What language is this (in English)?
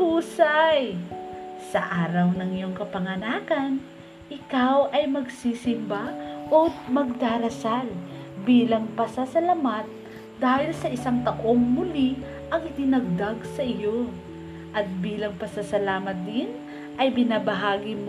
Filipino